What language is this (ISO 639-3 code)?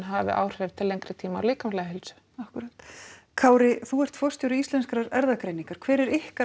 isl